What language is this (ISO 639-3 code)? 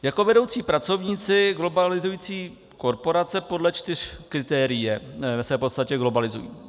ces